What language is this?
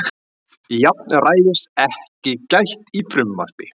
Icelandic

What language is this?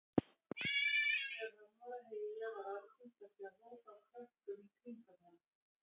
Icelandic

